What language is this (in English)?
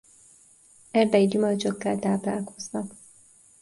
Hungarian